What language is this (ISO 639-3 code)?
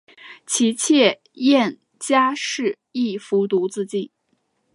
zho